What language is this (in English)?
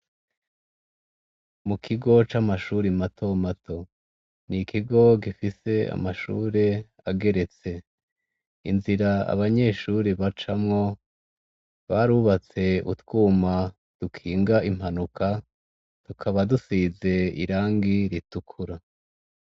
Rundi